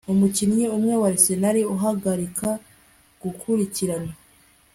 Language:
Kinyarwanda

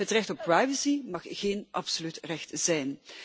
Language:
Dutch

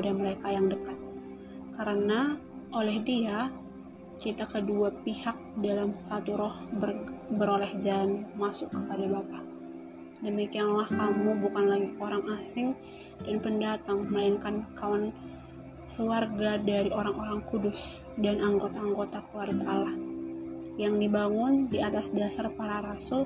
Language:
Indonesian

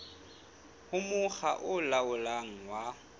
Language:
Southern Sotho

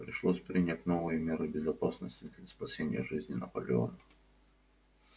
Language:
Russian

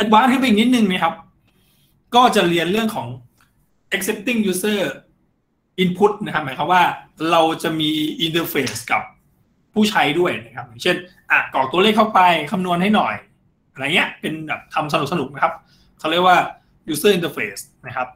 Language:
Thai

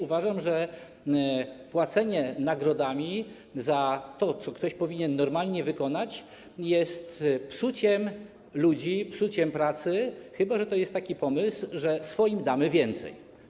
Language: Polish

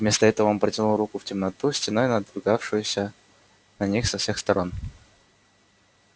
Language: Russian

